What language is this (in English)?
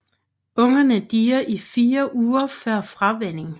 Danish